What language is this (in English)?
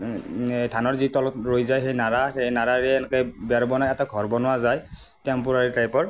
Assamese